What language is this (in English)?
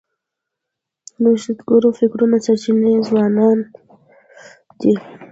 Pashto